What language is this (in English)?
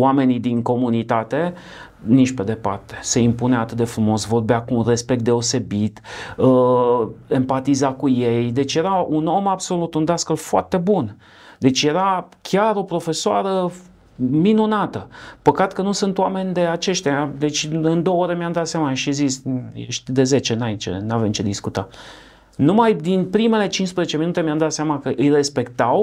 Romanian